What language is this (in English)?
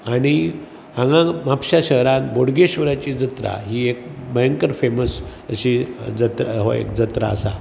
Konkani